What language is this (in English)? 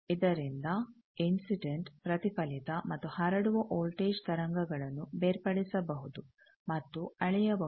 Kannada